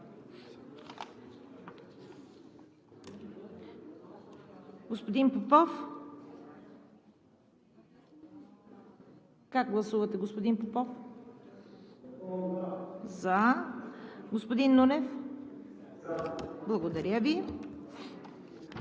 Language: Bulgarian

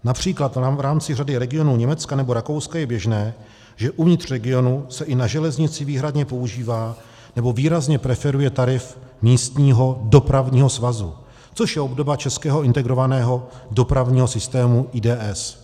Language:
Czech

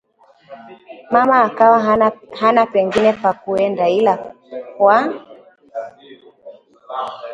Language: Swahili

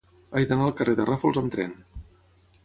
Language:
Catalan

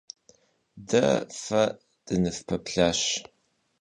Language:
Kabardian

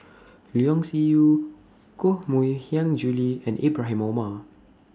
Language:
English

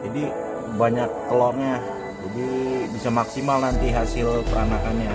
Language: Indonesian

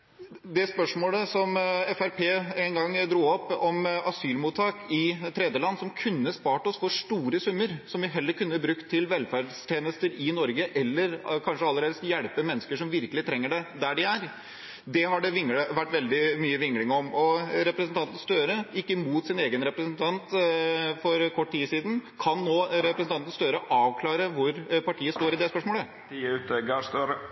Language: Norwegian Bokmål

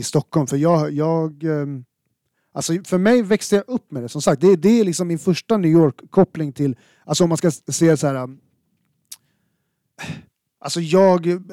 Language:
Swedish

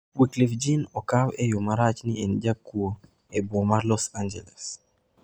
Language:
Luo (Kenya and Tanzania)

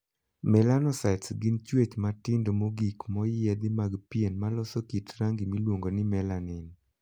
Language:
Luo (Kenya and Tanzania)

